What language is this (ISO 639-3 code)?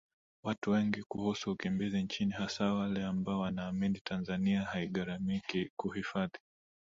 swa